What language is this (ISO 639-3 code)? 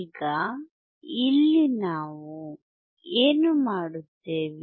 kan